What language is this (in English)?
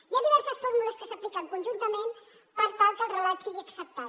Catalan